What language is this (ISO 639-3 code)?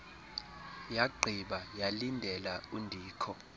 xho